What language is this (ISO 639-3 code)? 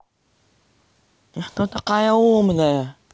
rus